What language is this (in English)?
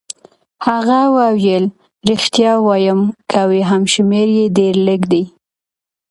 Pashto